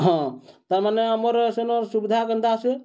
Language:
Odia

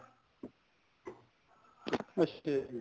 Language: Punjabi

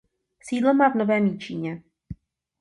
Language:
Czech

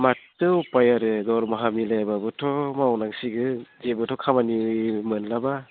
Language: Bodo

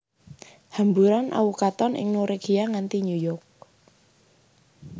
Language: Javanese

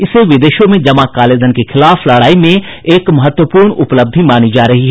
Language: Hindi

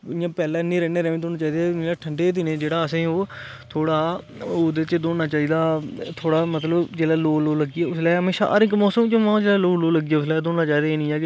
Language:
Dogri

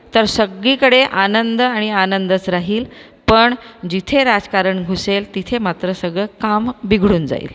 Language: Marathi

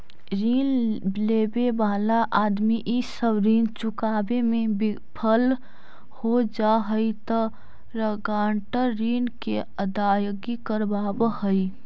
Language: Magahi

